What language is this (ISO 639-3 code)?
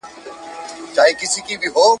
pus